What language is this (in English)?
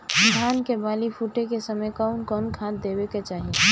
Bhojpuri